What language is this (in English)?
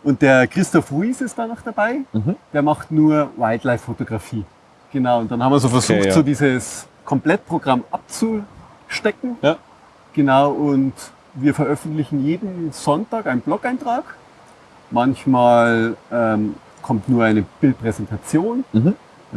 German